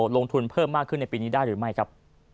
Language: Thai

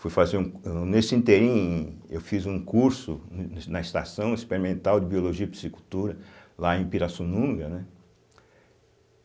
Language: Portuguese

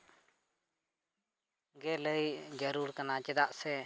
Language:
Santali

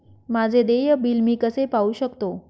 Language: Marathi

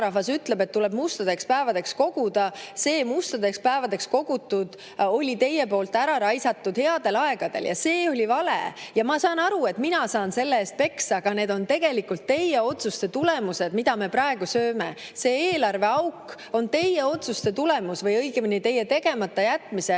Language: Estonian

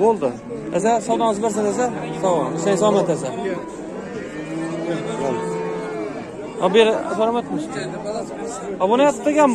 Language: Turkish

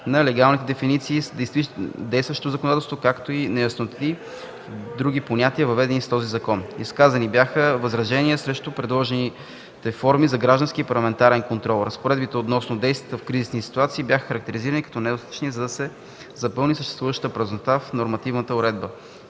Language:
Bulgarian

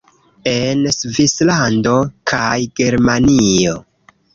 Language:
Esperanto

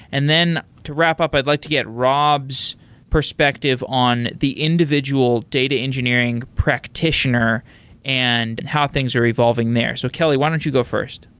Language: English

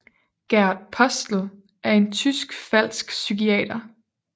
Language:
Danish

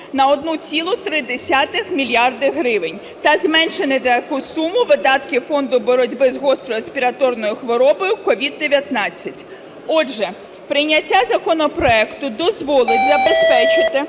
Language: Ukrainian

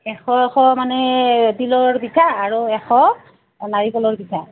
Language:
Assamese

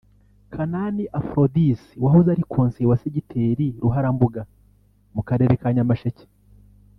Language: Kinyarwanda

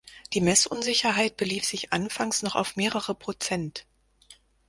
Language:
German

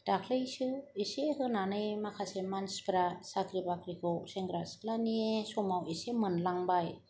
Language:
Bodo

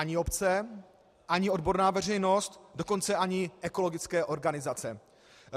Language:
Czech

